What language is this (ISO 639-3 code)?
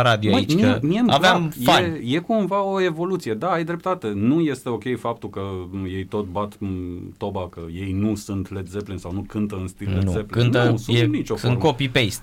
ron